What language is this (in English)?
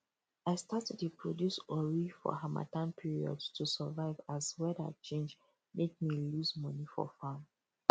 Nigerian Pidgin